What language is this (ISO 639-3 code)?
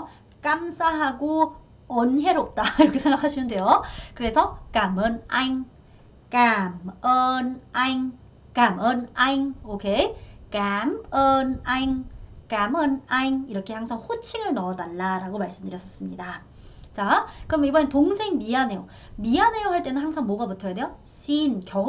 kor